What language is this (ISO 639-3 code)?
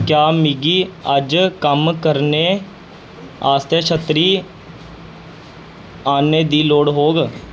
doi